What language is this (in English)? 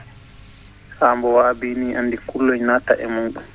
Fula